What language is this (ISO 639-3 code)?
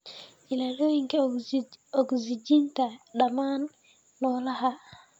som